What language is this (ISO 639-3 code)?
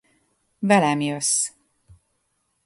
hun